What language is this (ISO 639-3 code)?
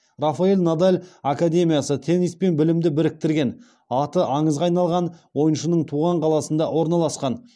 kaz